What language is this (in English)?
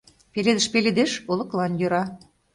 Mari